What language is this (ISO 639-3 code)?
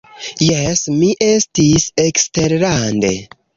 epo